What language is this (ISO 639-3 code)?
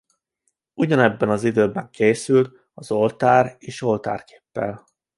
hun